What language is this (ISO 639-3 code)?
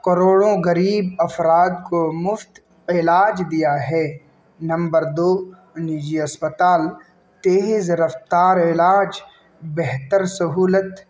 urd